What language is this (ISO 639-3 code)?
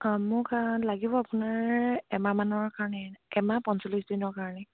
asm